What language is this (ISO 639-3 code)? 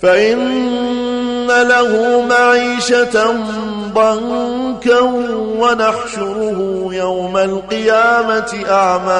ara